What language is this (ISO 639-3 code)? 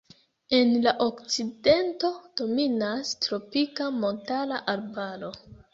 epo